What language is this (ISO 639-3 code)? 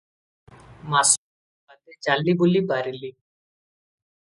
ori